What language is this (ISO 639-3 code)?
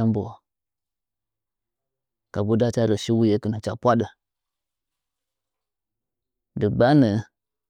nja